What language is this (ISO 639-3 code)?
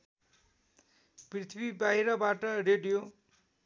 nep